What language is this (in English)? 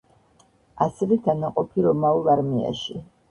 Georgian